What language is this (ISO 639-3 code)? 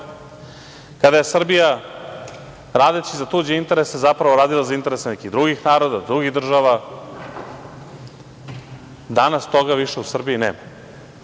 srp